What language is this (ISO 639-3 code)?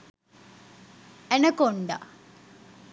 sin